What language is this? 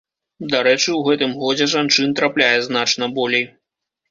Belarusian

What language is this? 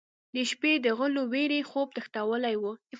Pashto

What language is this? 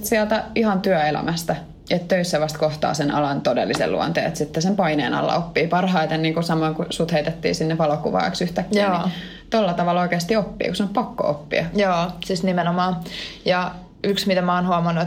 Finnish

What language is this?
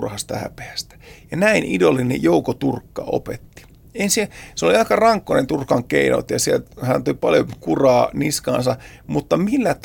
Finnish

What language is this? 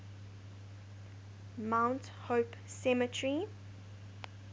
English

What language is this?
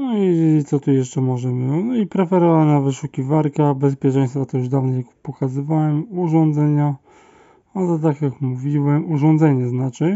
Polish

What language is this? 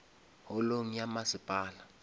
Northern Sotho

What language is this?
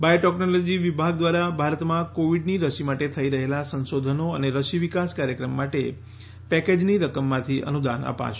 Gujarati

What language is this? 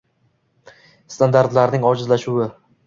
Uzbek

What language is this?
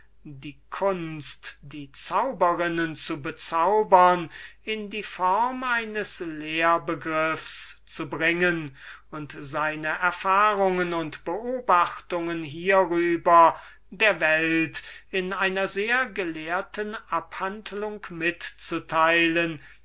German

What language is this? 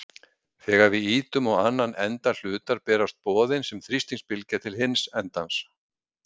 Icelandic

